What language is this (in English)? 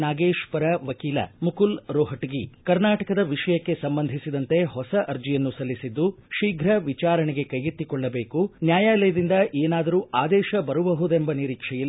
Kannada